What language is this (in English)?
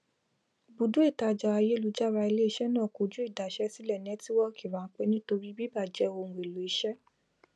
Yoruba